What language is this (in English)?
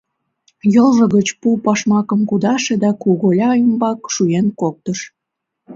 Mari